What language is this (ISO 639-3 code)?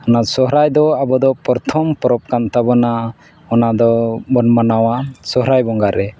sat